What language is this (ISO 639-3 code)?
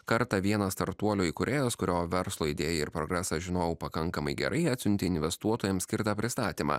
lit